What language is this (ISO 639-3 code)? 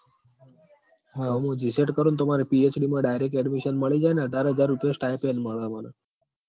guj